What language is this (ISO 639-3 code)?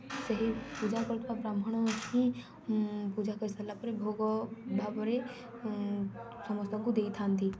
ori